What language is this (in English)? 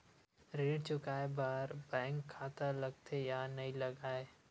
Chhattisgarhi